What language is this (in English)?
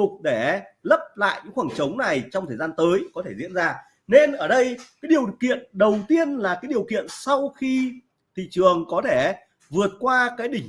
Vietnamese